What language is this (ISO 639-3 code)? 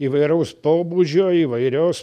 lit